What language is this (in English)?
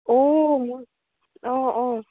Assamese